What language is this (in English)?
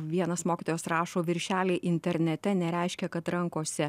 Lithuanian